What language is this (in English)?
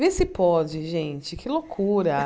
Portuguese